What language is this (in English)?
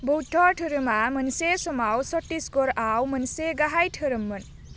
Bodo